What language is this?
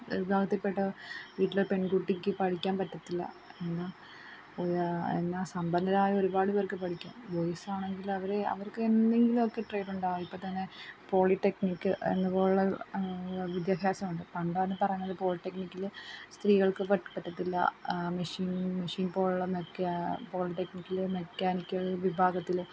Malayalam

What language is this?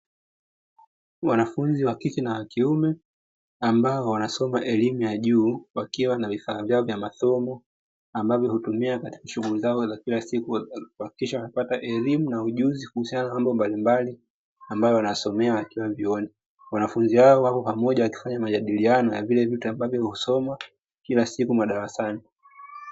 Swahili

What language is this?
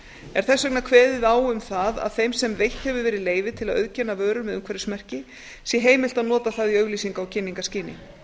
Icelandic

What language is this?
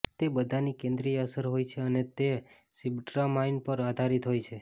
Gujarati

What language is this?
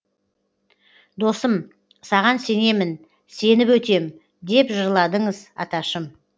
Kazakh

